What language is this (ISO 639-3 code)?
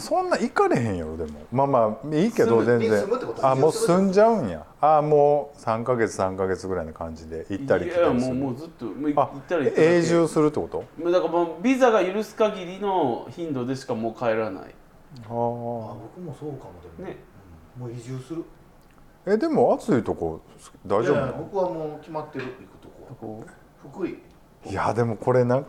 jpn